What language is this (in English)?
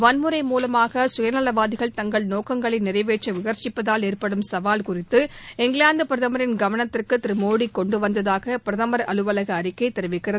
Tamil